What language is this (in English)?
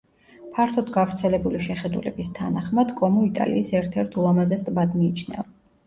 Georgian